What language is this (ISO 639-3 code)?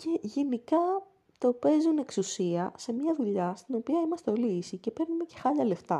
ell